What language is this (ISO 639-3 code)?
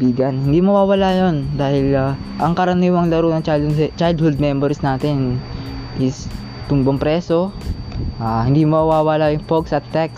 fil